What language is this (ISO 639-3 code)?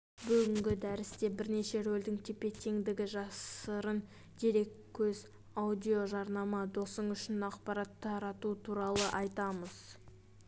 kaz